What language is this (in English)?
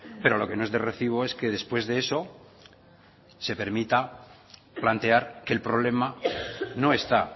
Spanish